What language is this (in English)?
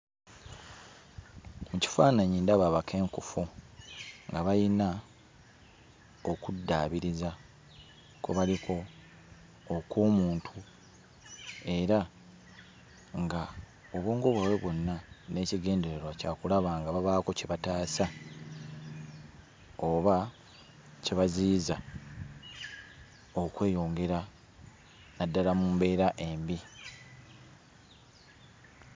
Ganda